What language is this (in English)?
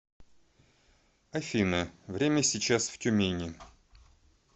Russian